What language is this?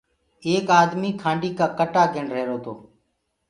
Gurgula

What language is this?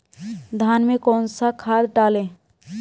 Hindi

